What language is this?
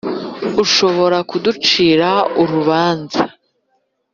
Kinyarwanda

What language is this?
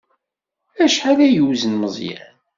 Kabyle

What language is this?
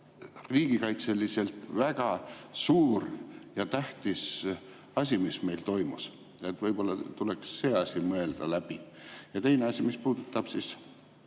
Estonian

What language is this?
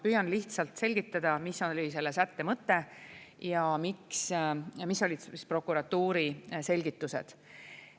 Estonian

